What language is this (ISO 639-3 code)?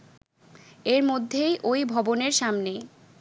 ben